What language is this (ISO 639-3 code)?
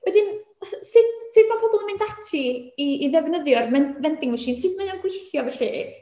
cym